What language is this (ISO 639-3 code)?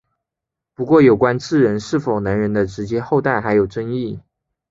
zho